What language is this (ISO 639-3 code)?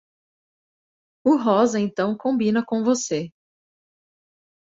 por